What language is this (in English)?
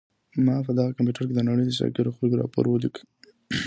Pashto